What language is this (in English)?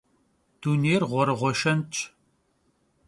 Kabardian